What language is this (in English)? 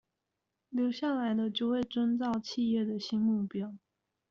Chinese